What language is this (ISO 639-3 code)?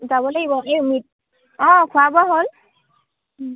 asm